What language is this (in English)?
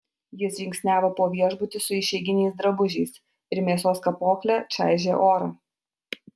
Lithuanian